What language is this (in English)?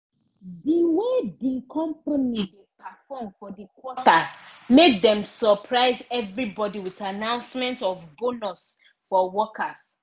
Nigerian Pidgin